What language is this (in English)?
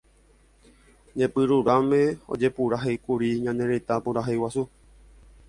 Guarani